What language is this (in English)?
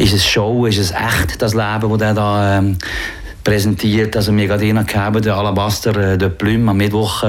German